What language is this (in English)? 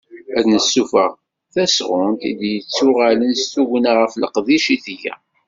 Kabyle